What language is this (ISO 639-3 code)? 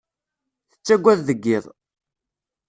kab